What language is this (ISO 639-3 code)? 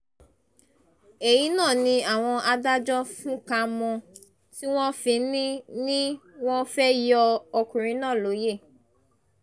yor